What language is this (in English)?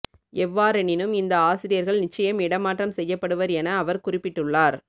Tamil